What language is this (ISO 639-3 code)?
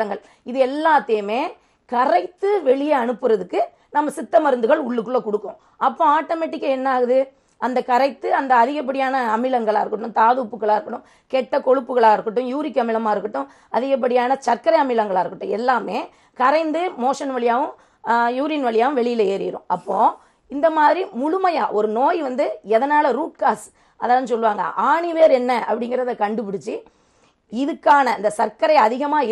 tam